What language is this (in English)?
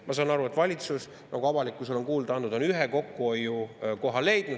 Estonian